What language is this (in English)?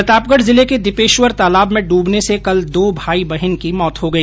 Hindi